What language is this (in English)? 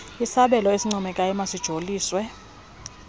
Xhosa